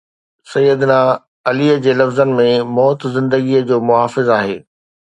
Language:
Sindhi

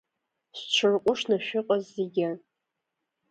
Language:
Abkhazian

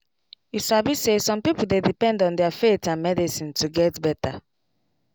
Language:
Nigerian Pidgin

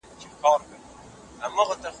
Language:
Pashto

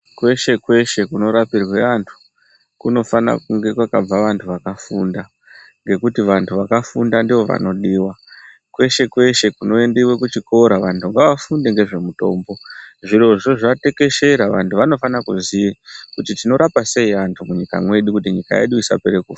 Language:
Ndau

